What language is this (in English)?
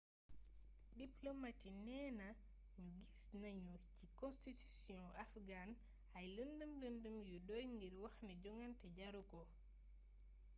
Wolof